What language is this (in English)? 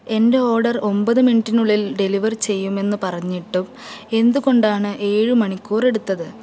Malayalam